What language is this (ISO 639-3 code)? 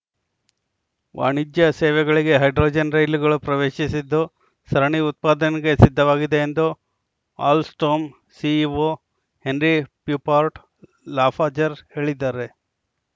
kan